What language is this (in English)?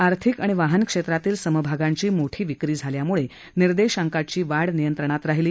Marathi